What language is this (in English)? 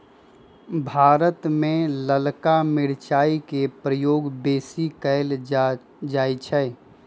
Magahi